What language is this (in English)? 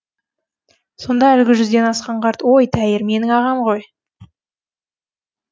Kazakh